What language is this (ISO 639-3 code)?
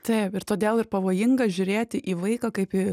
lit